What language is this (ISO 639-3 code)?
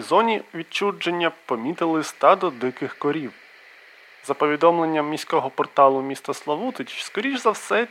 ukr